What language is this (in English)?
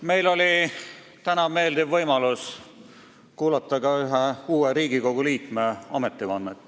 Estonian